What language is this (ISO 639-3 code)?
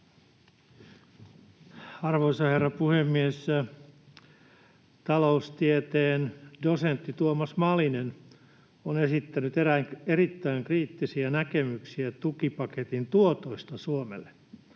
fin